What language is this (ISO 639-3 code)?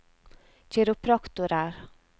nor